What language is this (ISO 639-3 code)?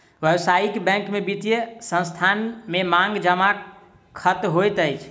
mai